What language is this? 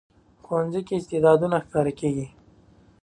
Pashto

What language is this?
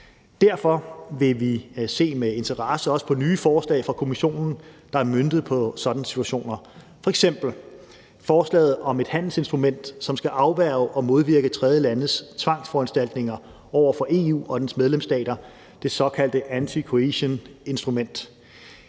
Danish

